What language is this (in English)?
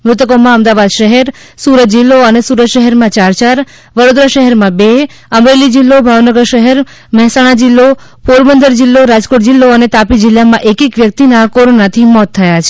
Gujarati